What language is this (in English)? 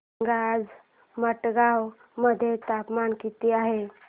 Marathi